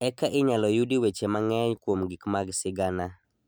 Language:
Luo (Kenya and Tanzania)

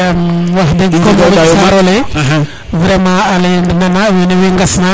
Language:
Serer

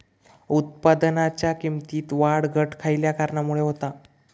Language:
Marathi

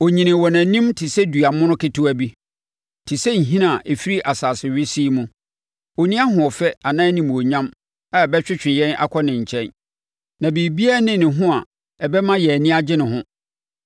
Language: Akan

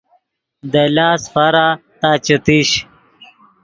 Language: Yidgha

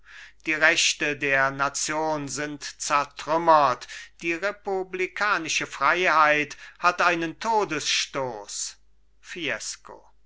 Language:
German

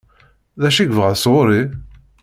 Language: Kabyle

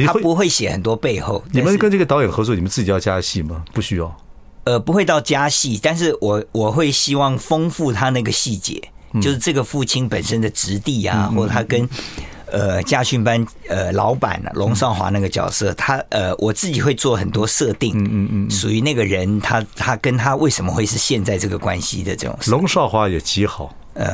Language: Chinese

